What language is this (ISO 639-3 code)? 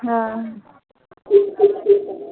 mai